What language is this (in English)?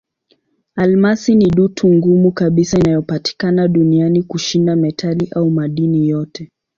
Swahili